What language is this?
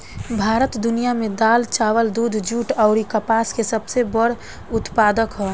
Bhojpuri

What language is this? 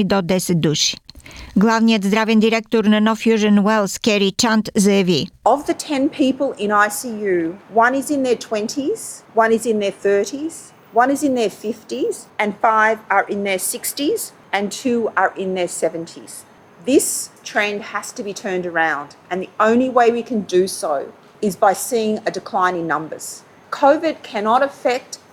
Bulgarian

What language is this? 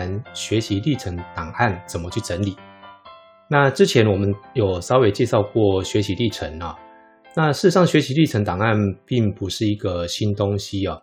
Chinese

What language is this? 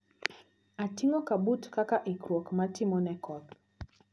Luo (Kenya and Tanzania)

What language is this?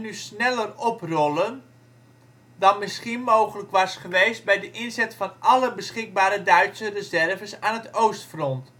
Dutch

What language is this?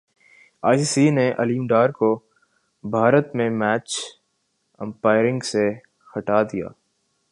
Urdu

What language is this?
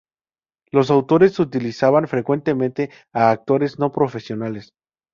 Spanish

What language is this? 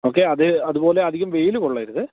Malayalam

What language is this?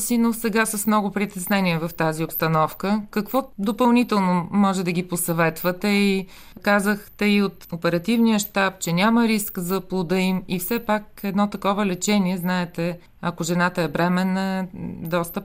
Bulgarian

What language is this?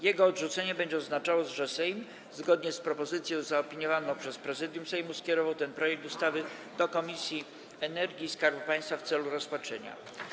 Polish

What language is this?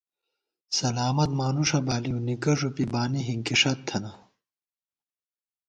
Gawar-Bati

